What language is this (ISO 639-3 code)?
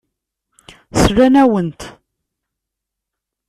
kab